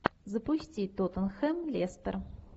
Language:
Russian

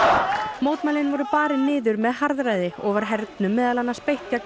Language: Icelandic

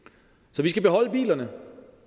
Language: Danish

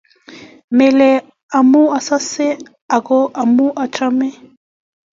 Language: Kalenjin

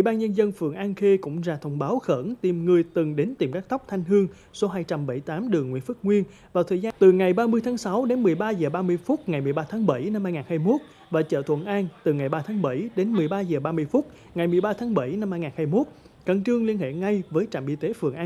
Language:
Vietnamese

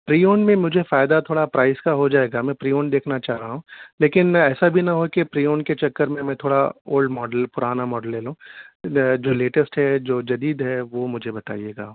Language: Urdu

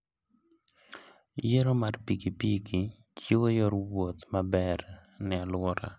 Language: Luo (Kenya and Tanzania)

